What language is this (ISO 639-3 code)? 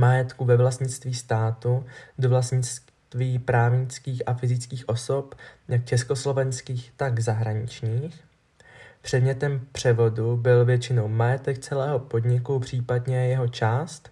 ces